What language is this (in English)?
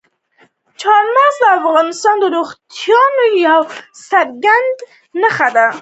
Pashto